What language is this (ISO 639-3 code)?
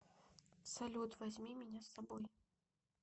rus